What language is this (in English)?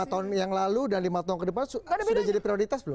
Indonesian